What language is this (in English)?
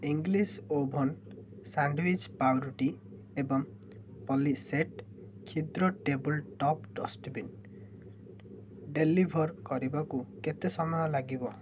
Odia